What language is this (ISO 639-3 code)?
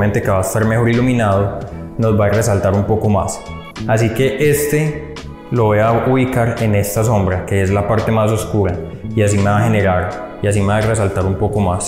spa